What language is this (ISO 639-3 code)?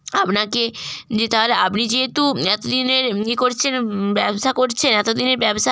ben